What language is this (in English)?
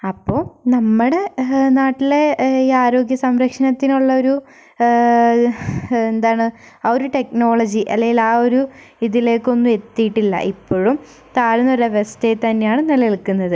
Malayalam